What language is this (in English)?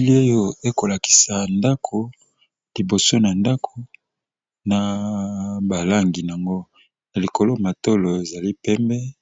Lingala